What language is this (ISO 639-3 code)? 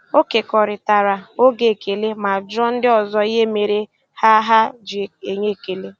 ibo